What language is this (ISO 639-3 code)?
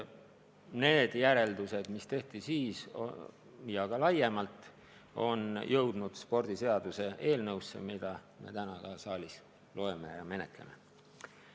est